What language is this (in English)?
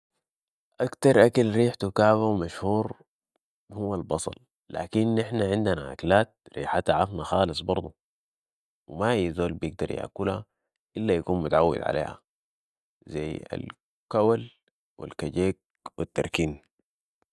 Sudanese Arabic